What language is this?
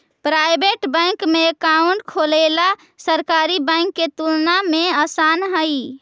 Magahi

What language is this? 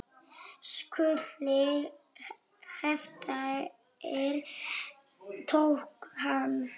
Icelandic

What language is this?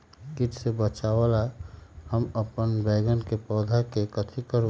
Magahi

